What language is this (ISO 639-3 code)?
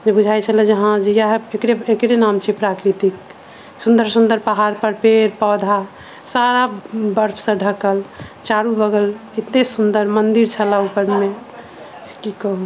mai